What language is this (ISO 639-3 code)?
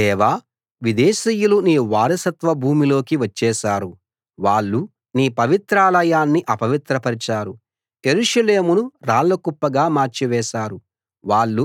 tel